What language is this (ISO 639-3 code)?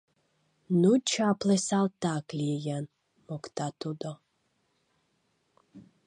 chm